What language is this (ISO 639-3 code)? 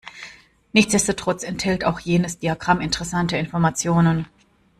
deu